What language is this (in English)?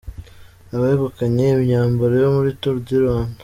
Kinyarwanda